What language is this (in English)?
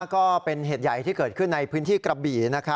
Thai